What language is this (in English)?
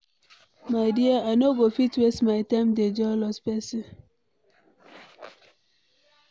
Nigerian Pidgin